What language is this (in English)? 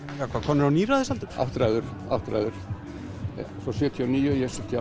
Icelandic